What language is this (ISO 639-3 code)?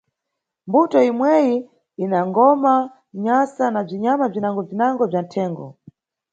nyu